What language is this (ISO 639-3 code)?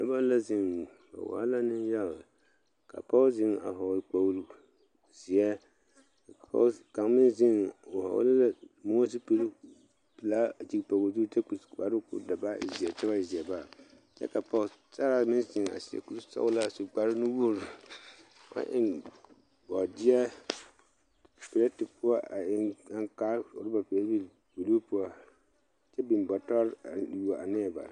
dga